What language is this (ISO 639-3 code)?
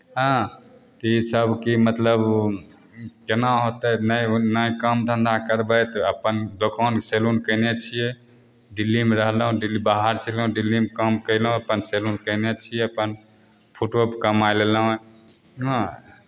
mai